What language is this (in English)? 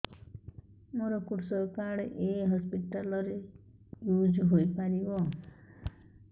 Odia